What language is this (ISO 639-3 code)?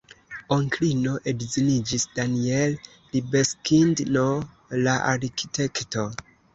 epo